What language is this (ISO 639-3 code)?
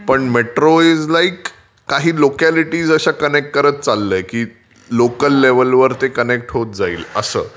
mar